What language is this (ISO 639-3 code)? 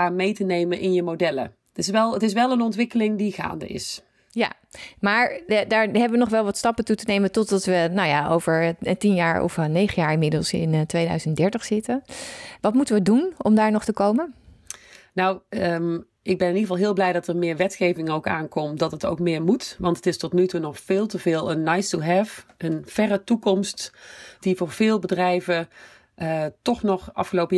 nld